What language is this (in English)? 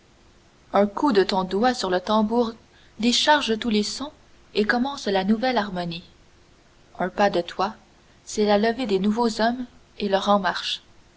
French